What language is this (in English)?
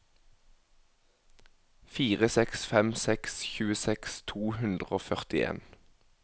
Norwegian